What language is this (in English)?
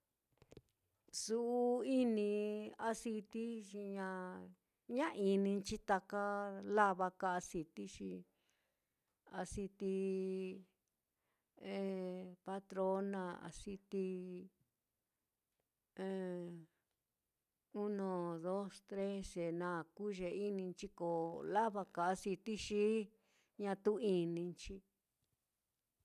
Mitlatongo Mixtec